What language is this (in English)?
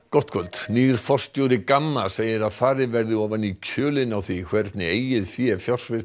Icelandic